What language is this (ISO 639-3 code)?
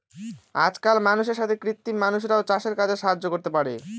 ben